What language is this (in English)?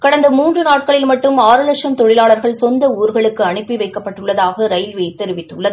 Tamil